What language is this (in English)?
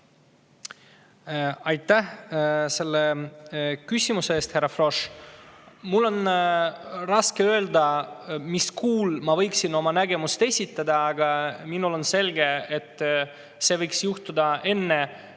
Estonian